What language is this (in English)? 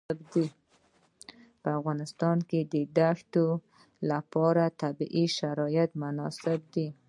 Pashto